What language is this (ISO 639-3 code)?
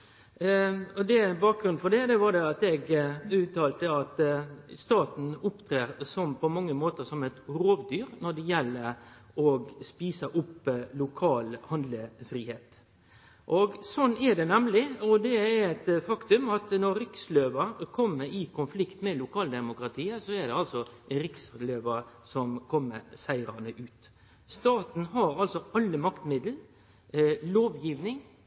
nno